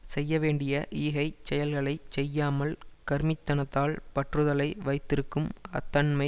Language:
Tamil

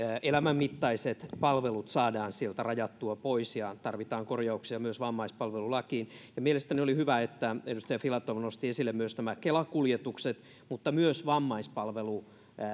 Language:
Finnish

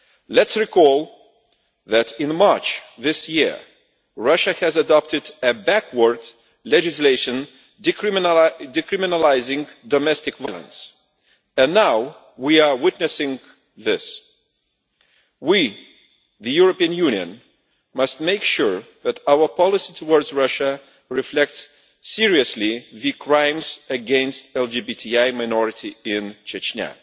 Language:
English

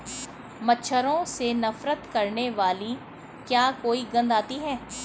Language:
Hindi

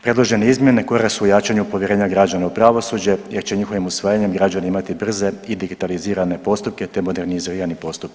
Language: Croatian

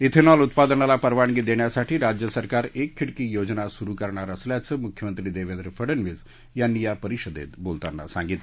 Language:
Marathi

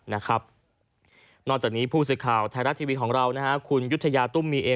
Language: Thai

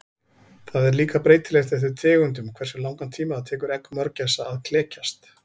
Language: Icelandic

